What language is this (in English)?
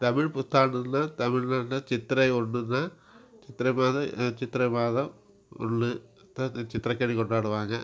Tamil